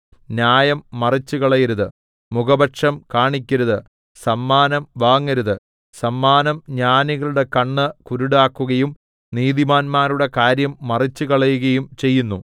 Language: Malayalam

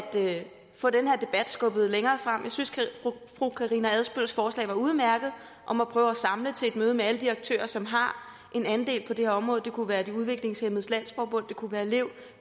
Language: Danish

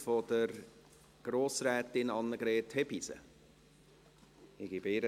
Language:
Swiss German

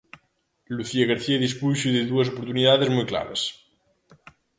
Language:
Galician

